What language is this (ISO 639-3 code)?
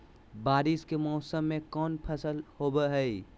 mag